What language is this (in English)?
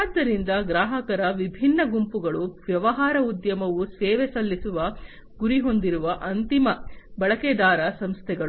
Kannada